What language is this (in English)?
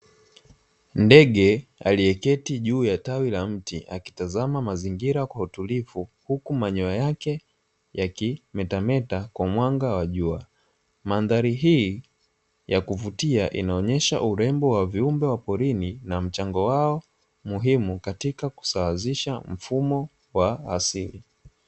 Swahili